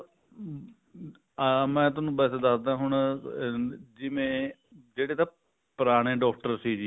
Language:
Punjabi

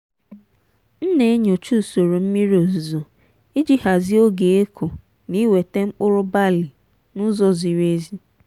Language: Igbo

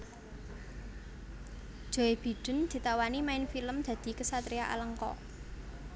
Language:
Javanese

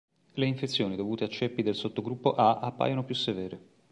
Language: Italian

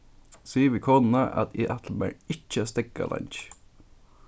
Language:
Faroese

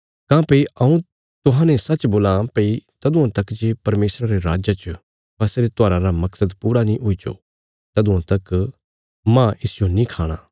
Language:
Bilaspuri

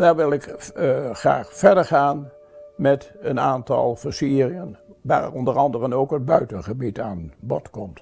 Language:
Dutch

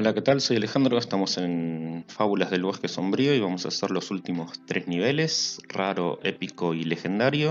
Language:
Spanish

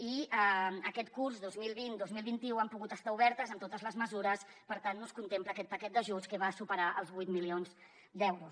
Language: Catalan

